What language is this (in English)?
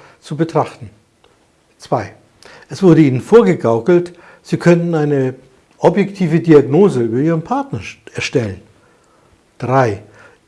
German